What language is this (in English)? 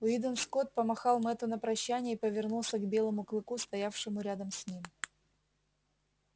Russian